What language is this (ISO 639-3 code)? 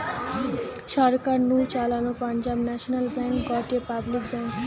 ben